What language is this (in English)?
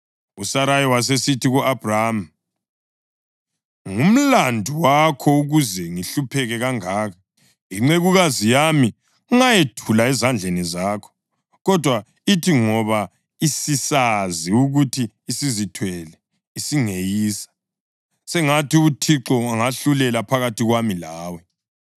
North Ndebele